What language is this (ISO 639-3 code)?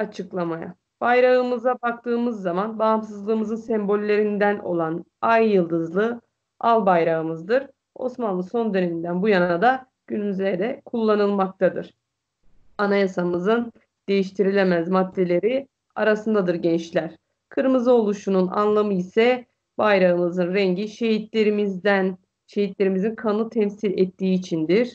tur